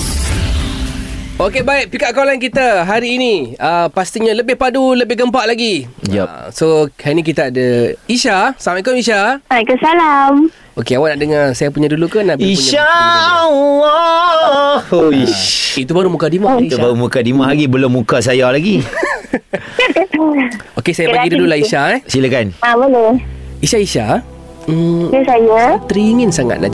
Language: Malay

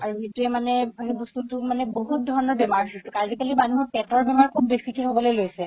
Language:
Assamese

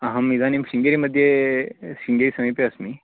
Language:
Sanskrit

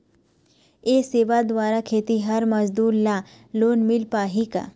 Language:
Chhattisgarhi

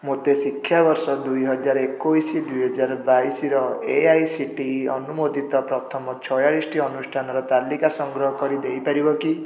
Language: Odia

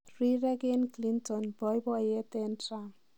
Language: Kalenjin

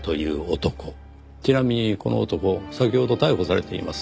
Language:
Japanese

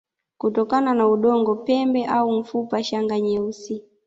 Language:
Swahili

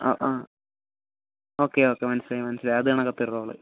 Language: Malayalam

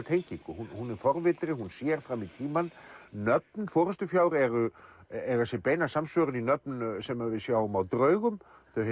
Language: Icelandic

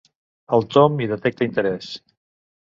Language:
Catalan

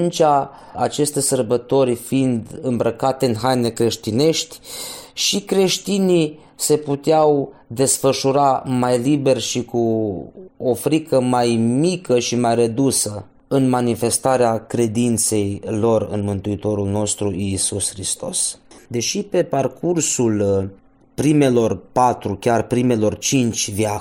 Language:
Romanian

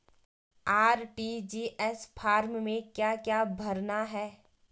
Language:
Hindi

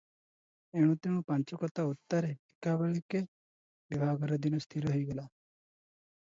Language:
Odia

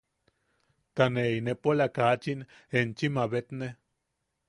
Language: Yaqui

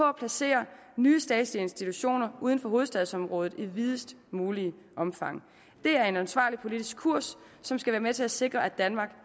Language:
Danish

